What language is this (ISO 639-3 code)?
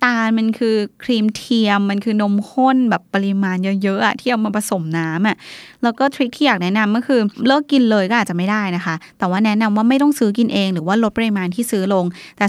tha